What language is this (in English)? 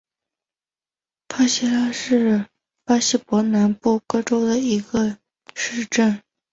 Chinese